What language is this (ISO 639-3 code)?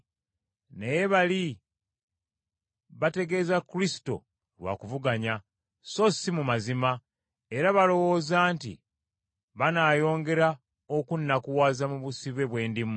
lug